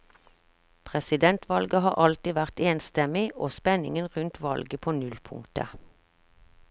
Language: Norwegian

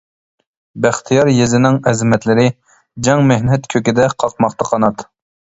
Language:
Uyghur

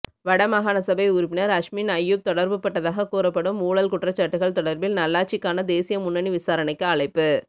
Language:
Tamil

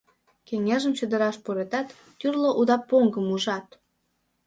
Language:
Mari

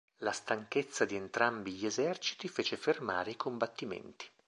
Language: Italian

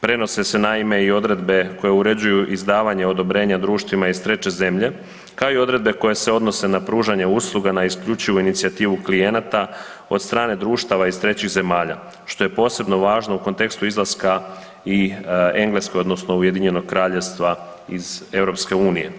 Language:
Croatian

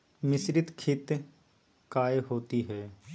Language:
Magahi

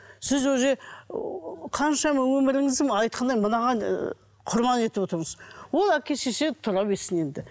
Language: Kazakh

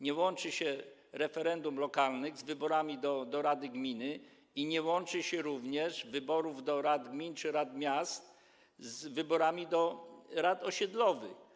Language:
Polish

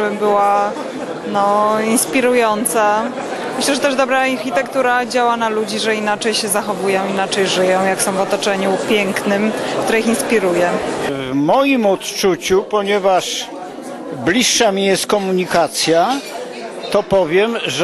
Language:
Polish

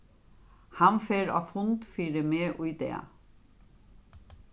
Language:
Faroese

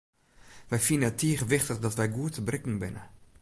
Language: Western Frisian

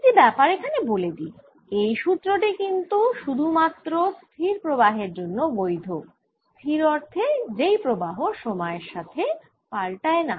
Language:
Bangla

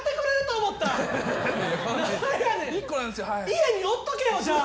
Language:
Japanese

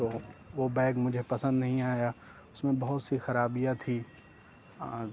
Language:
Urdu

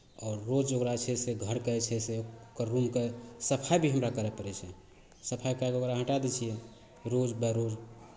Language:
Maithili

